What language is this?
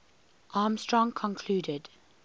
English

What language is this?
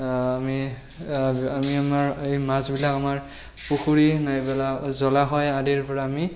Assamese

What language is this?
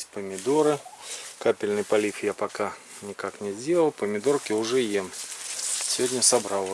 Russian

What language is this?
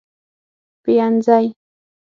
Pashto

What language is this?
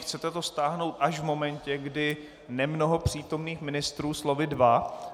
Czech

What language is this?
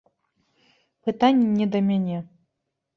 Belarusian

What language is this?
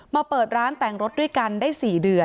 Thai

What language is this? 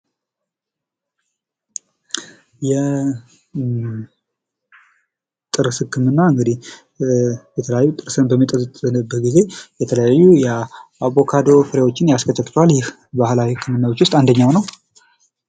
Amharic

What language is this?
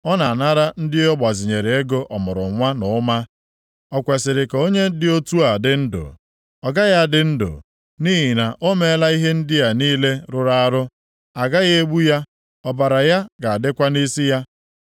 Igbo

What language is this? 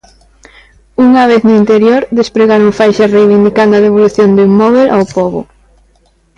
Galician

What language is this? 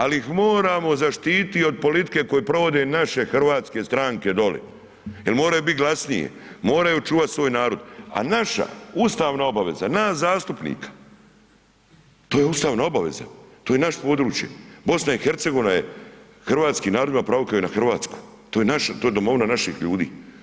Croatian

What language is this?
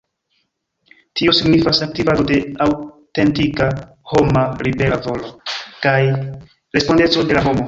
Esperanto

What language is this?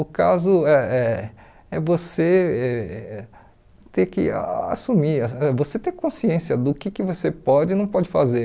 Portuguese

